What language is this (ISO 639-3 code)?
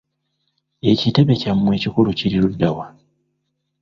lug